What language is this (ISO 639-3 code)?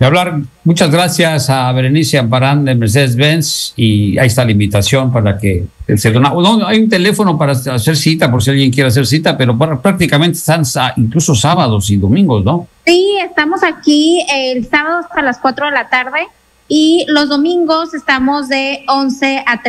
spa